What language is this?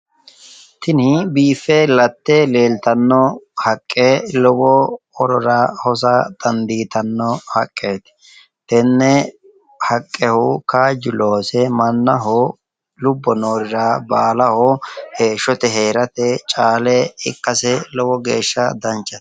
Sidamo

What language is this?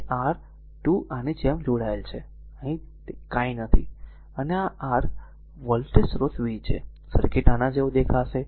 Gujarati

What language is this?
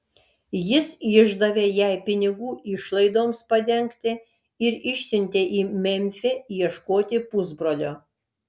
Lithuanian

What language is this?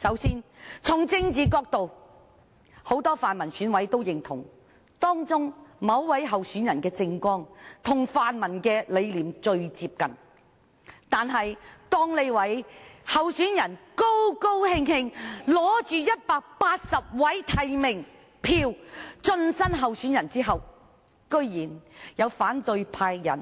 Cantonese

